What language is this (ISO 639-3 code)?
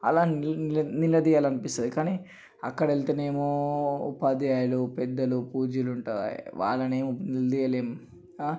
tel